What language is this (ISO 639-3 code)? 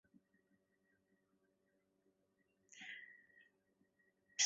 zho